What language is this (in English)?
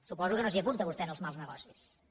Catalan